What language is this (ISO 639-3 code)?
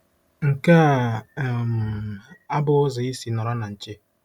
ibo